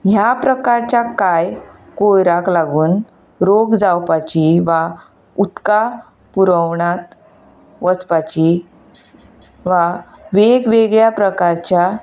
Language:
Konkani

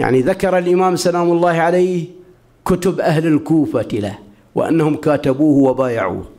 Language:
Arabic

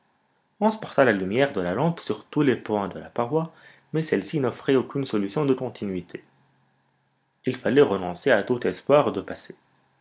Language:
French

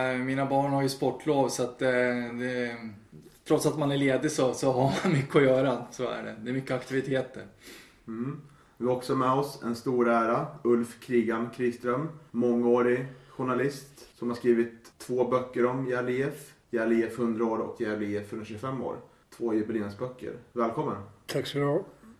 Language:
Swedish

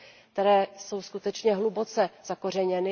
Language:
Czech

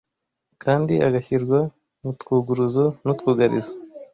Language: Kinyarwanda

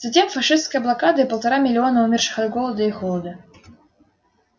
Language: Russian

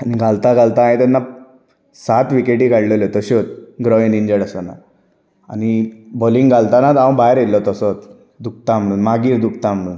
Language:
Konkani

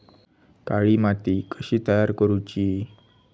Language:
Marathi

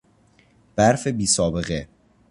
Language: Persian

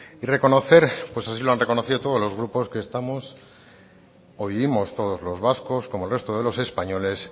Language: Spanish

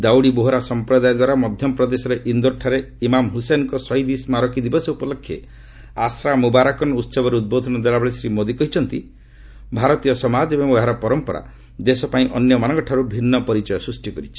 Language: Odia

